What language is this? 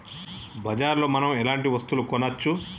Telugu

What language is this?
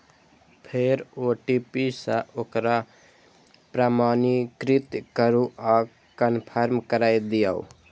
Maithili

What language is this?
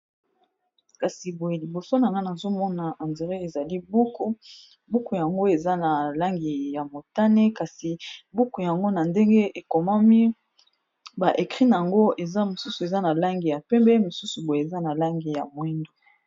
Lingala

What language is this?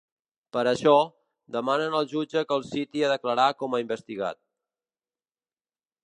Catalan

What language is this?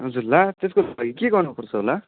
Nepali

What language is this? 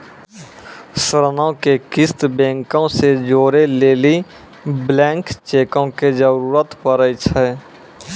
Maithili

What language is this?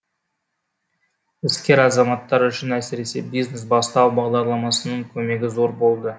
Kazakh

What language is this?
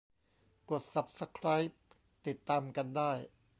Thai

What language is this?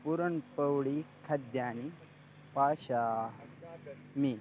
Sanskrit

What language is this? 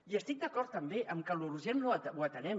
Catalan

